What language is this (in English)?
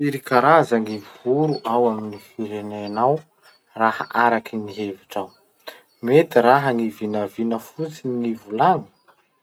Masikoro Malagasy